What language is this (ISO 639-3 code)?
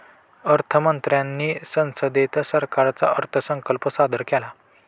mar